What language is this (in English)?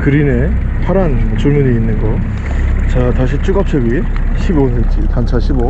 Korean